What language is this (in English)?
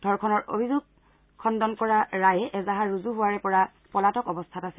Assamese